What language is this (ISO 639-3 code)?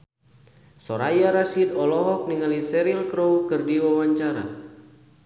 sun